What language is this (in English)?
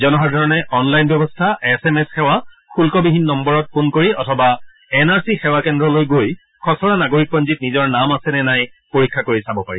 Assamese